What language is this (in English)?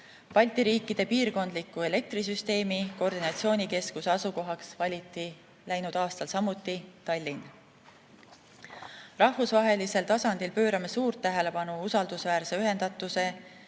Estonian